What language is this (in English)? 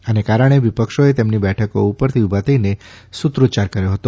Gujarati